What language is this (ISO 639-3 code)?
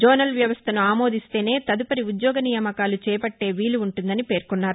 tel